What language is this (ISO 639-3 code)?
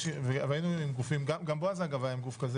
heb